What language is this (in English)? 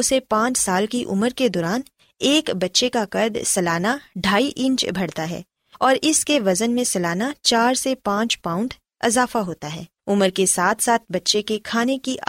Urdu